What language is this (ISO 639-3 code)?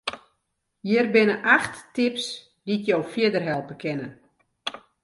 fry